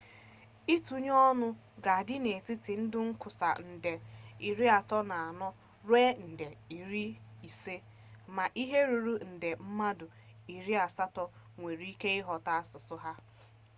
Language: Igbo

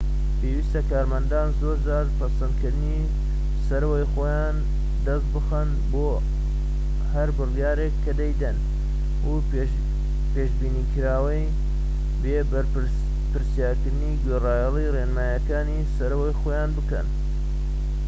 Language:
Central Kurdish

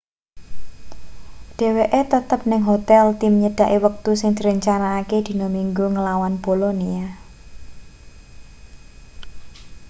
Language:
Javanese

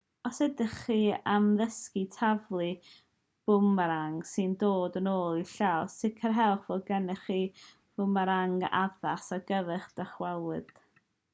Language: Welsh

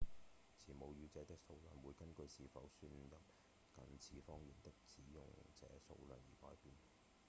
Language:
Cantonese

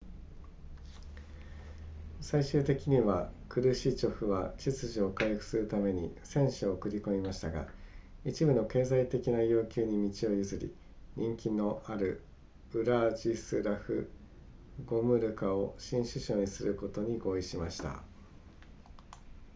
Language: Japanese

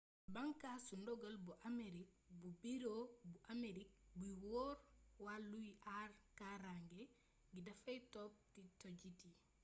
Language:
Wolof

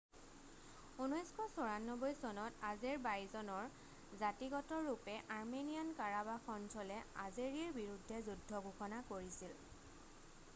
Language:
Assamese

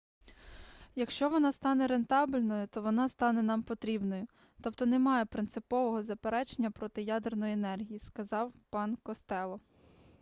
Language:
Ukrainian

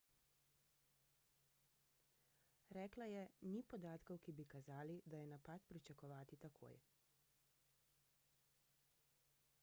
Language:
Slovenian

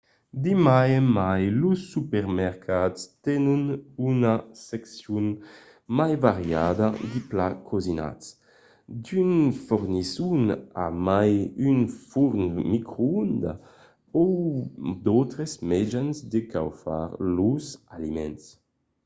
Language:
Occitan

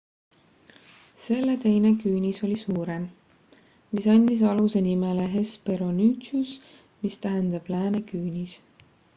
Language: Estonian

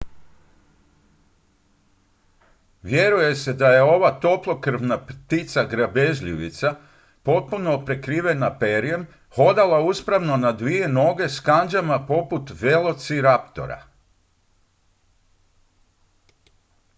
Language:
Croatian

